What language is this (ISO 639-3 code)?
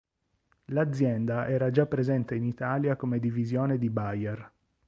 ita